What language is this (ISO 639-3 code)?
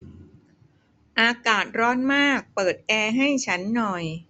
tha